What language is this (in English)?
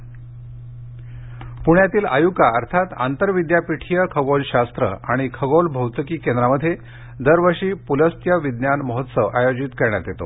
Marathi